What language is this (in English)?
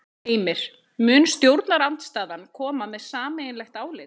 Icelandic